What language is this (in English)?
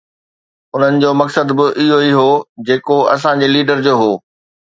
Sindhi